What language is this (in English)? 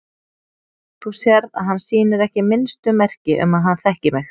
Icelandic